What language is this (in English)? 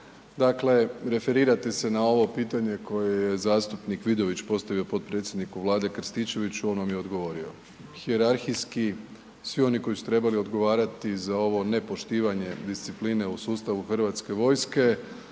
Croatian